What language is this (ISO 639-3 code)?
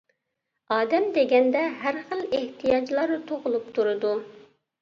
uig